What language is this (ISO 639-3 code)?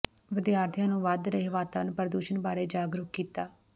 pan